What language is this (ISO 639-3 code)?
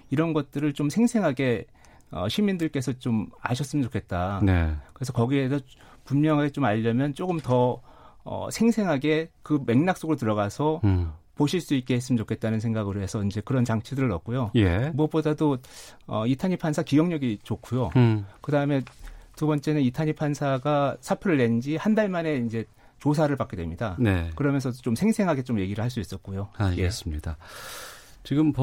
kor